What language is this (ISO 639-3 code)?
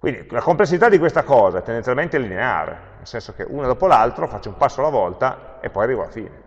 ita